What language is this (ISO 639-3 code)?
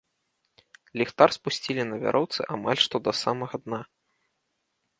bel